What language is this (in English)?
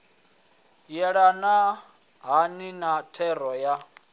Venda